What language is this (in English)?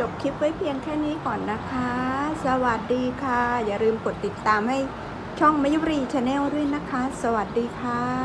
Thai